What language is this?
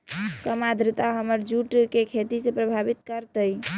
Magahi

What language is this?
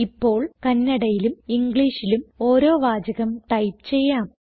Malayalam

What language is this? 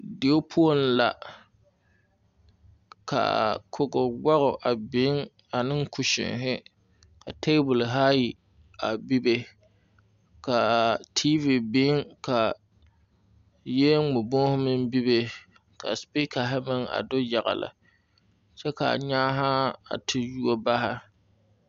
Southern Dagaare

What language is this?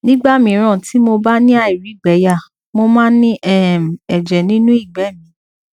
Yoruba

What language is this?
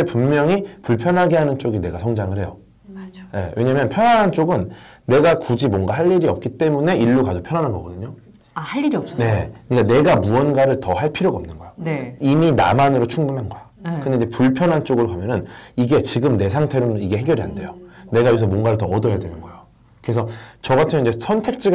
Korean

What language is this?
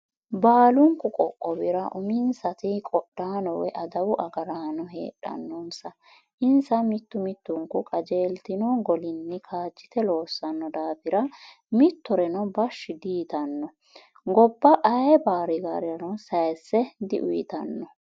Sidamo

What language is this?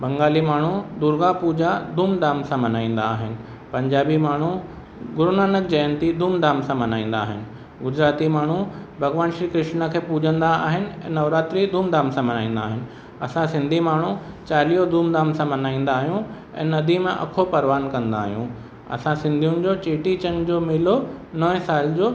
Sindhi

